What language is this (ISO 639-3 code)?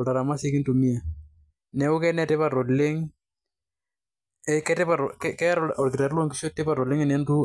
mas